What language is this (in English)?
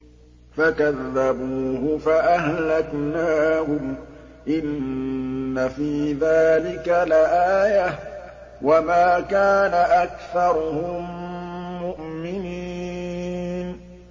Arabic